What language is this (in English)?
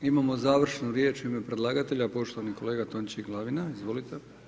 Croatian